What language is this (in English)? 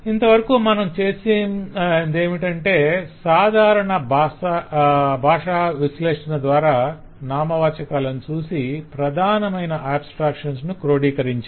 Telugu